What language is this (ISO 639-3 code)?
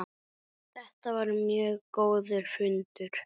isl